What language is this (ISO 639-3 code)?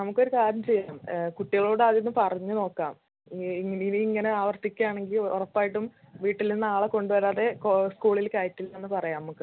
mal